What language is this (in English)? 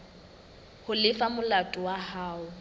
Southern Sotho